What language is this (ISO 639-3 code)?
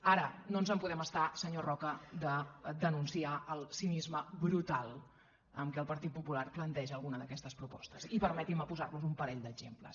cat